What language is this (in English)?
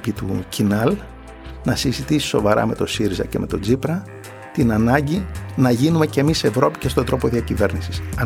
Greek